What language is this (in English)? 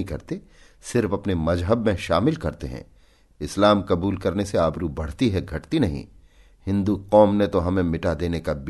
Hindi